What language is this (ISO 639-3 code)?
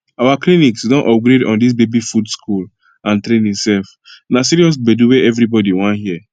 pcm